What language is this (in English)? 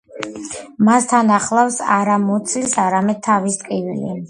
Georgian